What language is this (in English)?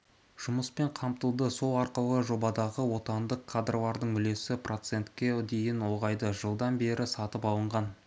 Kazakh